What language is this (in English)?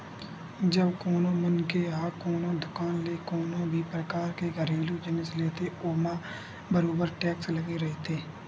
Chhattisgarhi